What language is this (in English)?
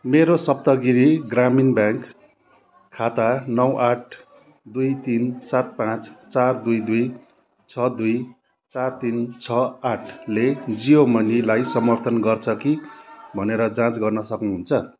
Nepali